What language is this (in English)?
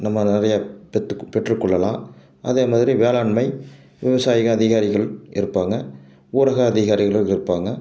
Tamil